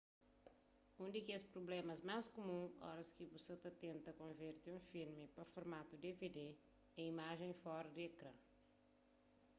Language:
Kabuverdianu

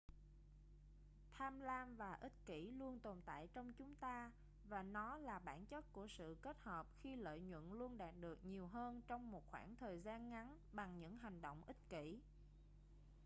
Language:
Vietnamese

